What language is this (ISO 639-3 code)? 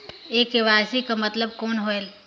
hne